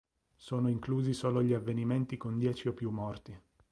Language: Italian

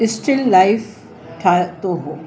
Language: Sindhi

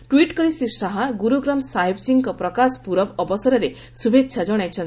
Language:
Odia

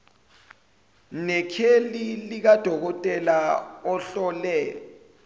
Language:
Zulu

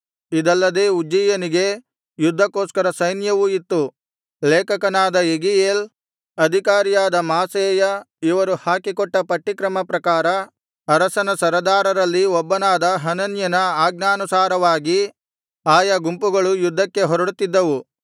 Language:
Kannada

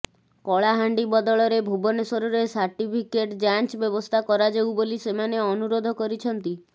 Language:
Odia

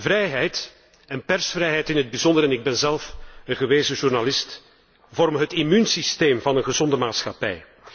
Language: Dutch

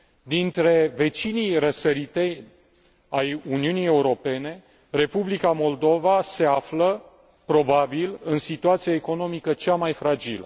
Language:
Romanian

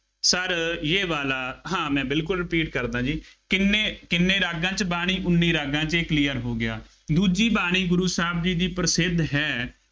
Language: Punjabi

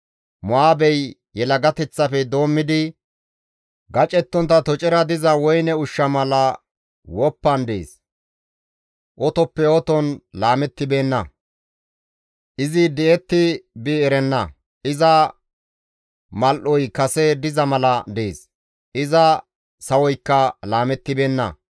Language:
Gamo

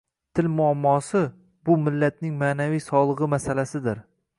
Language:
Uzbek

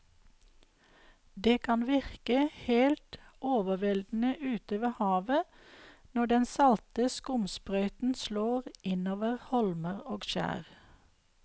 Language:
Norwegian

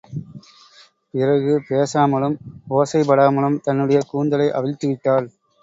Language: Tamil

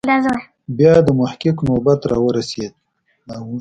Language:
Pashto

